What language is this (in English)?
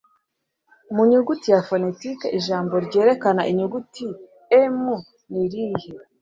Kinyarwanda